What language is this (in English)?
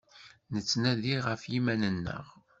Kabyle